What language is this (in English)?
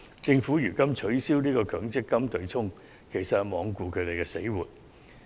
Cantonese